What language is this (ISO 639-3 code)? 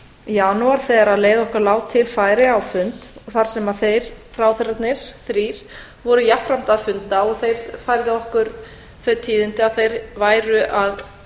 isl